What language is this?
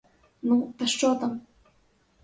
Ukrainian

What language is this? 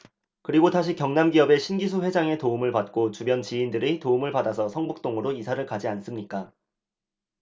Korean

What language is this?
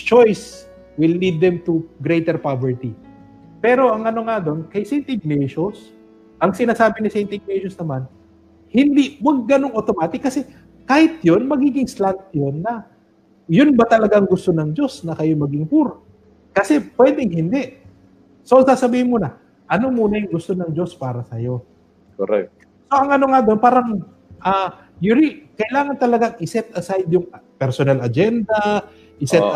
Filipino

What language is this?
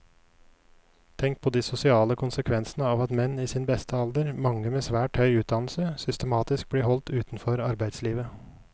Norwegian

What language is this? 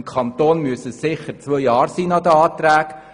Swiss German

